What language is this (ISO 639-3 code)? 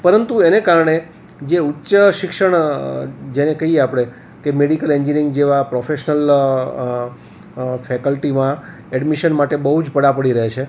guj